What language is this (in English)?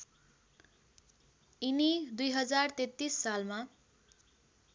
Nepali